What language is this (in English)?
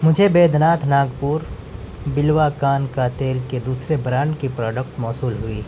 Urdu